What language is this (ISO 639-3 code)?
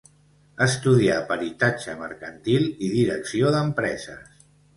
cat